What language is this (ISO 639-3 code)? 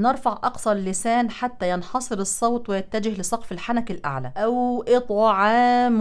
ara